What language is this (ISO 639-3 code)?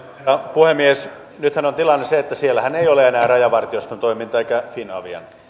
fin